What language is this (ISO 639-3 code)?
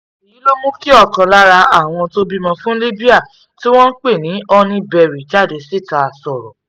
yor